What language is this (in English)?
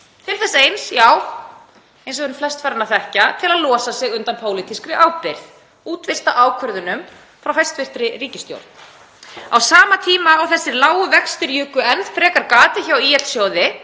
Icelandic